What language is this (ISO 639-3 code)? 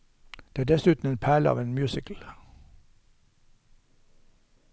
nor